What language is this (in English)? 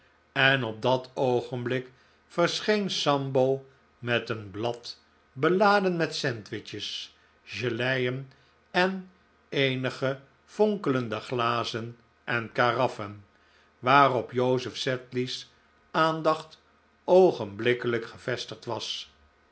Dutch